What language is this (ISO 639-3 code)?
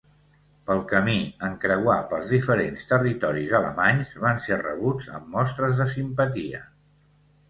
cat